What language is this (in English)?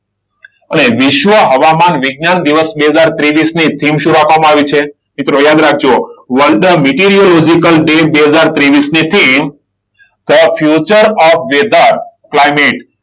Gujarati